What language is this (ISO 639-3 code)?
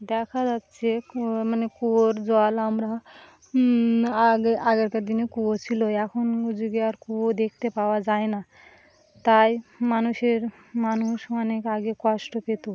ben